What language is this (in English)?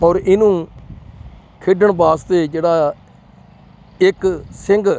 Punjabi